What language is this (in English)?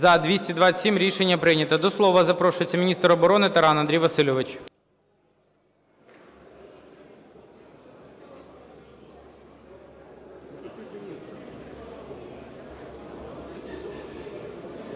Ukrainian